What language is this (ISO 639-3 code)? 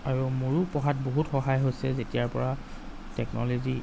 asm